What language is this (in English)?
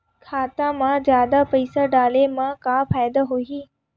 Chhattisgarhi